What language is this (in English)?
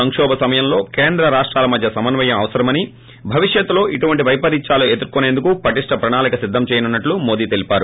Telugu